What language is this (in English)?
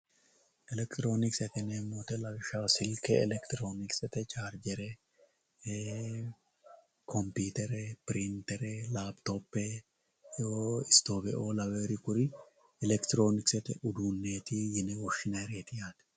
Sidamo